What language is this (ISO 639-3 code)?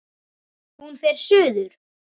isl